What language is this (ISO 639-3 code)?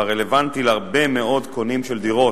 heb